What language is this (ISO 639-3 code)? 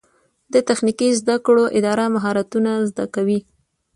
pus